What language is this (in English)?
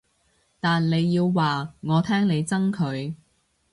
Cantonese